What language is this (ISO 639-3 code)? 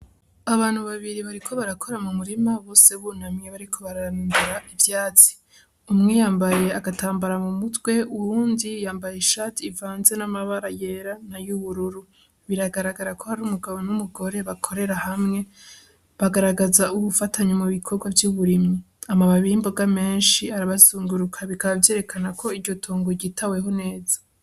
run